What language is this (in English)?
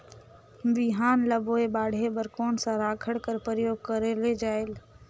Chhattisgarhi